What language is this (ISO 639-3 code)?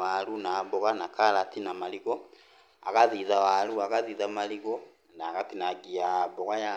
kik